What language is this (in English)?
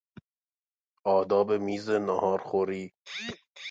Persian